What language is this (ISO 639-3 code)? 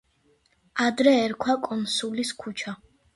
kat